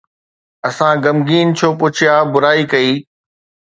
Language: Sindhi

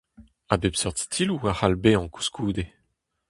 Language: Breton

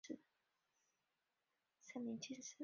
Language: Chinese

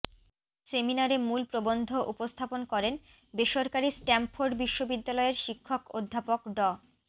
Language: Bangla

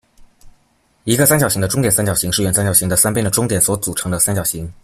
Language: Chinese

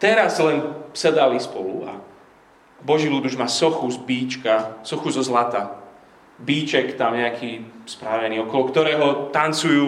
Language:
Slovak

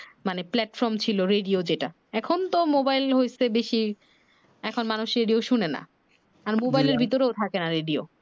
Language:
Bangla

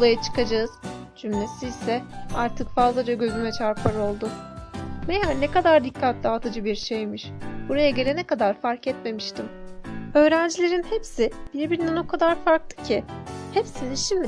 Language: Turkish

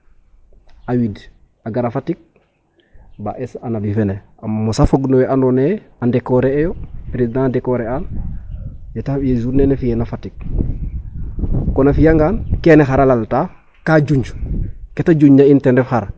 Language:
Serer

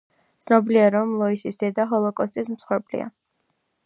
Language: Georgian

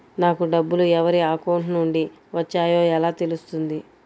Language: Telugu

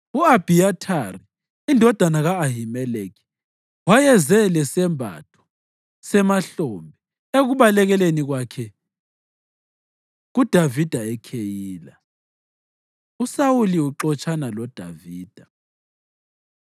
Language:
North Ndebele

